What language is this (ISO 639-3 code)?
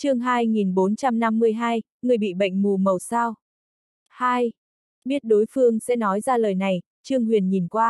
vie